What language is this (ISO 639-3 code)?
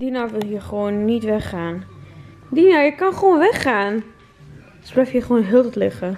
nld